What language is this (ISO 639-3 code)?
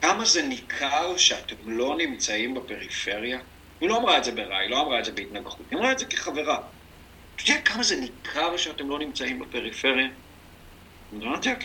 heb